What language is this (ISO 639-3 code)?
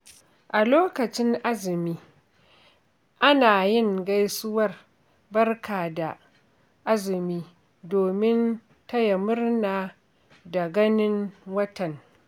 hau